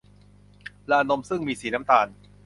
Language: Thai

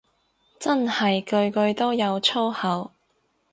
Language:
Cantonese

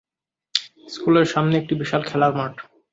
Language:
Bangla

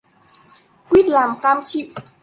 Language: Vietnamese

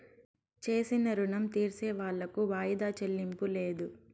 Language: Telugu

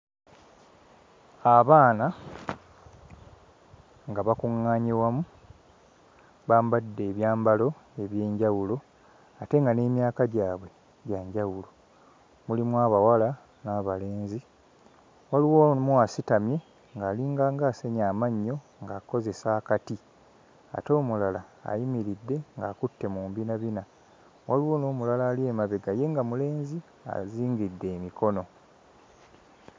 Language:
Ganda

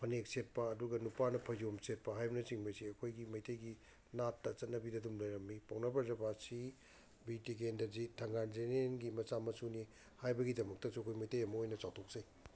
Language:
Manipuri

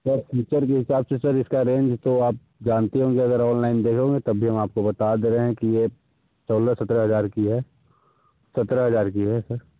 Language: Hindi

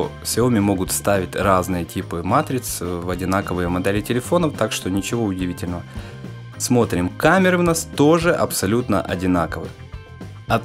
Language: Russian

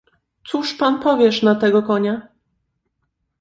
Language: Polish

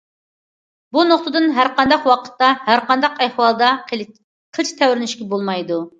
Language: Uyghur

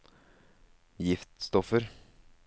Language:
Norwegian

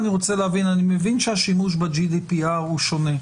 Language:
Hebrew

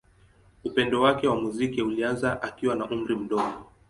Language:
Swahili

